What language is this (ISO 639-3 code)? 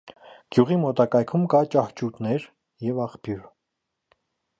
hye